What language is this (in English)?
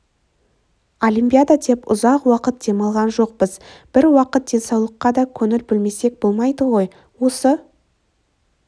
Kazakh